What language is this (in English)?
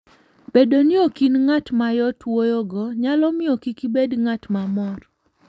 Luo (Kenya and Tanzania)